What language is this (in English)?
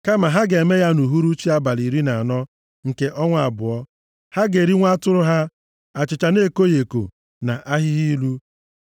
Igbo